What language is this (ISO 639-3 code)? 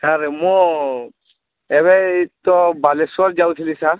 ori